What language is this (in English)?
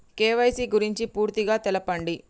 Telugu